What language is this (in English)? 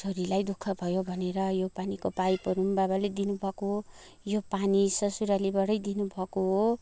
Nepali